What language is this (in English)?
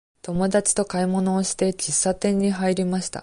Japanese